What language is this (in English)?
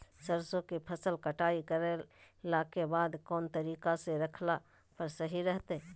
Magahi